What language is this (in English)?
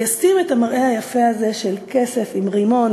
Hebrew